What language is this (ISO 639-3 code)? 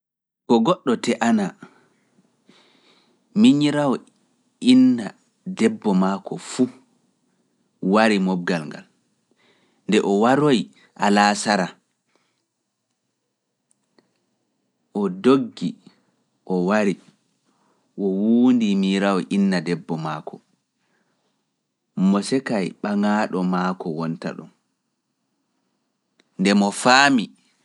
ful